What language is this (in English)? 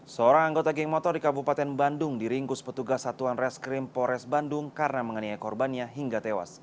Indonesian